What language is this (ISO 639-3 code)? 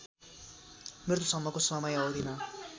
nep